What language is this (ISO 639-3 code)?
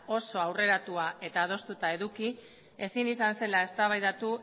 eus